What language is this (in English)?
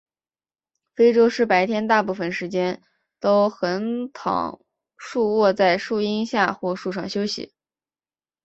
Chinese